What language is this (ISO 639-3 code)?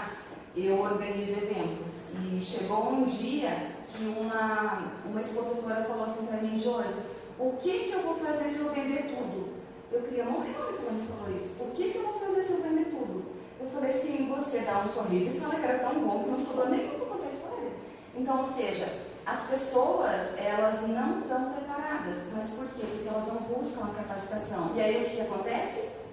por